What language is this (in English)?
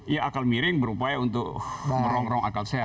Indonesian